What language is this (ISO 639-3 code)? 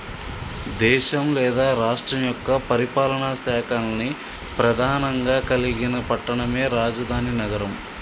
tel